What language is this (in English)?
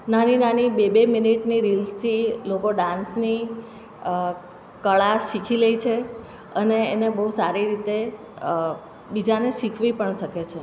Gujarati